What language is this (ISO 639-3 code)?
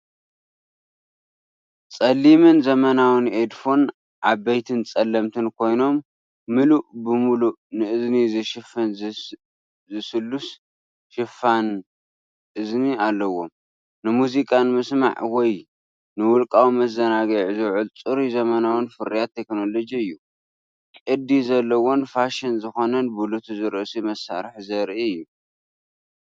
tir